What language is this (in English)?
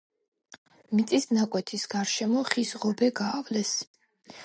Georgian